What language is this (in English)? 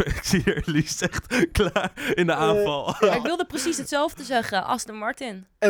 Dutch